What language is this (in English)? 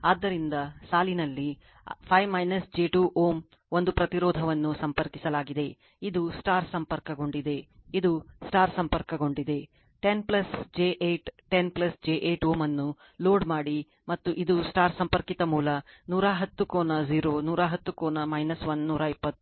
Kannada